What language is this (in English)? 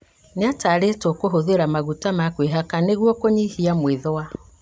Kikuyu